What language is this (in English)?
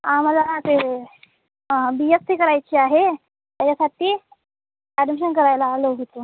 Marathi